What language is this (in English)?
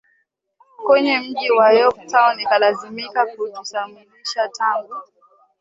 Swahili